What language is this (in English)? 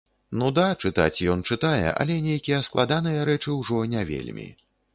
Belarusian